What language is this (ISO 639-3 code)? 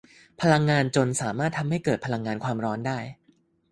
tha